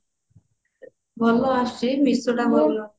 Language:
Odia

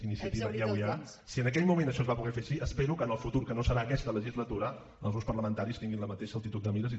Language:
Catalan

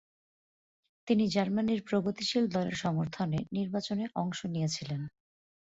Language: Bangla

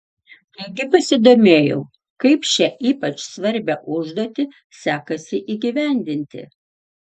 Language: Lithuanian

